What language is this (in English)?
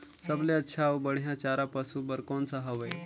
Chhattisgarhi